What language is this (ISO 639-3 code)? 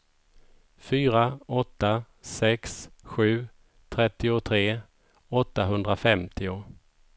swe